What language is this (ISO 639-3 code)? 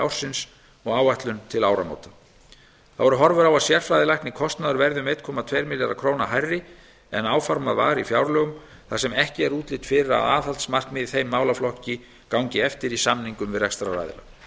isl